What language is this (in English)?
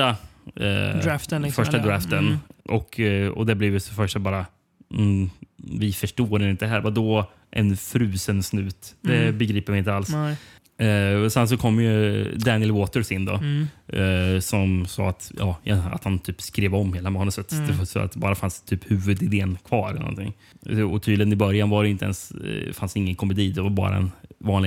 Swedish